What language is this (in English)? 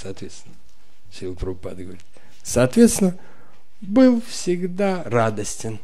Russian